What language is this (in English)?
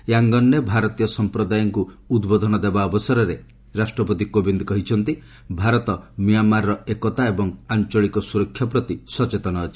Odia